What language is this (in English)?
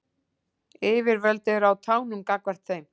Icelandic